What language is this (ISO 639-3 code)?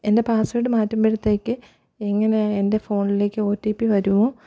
mal